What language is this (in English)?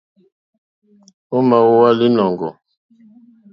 Mokpwe